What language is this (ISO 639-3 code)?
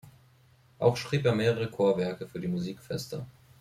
deu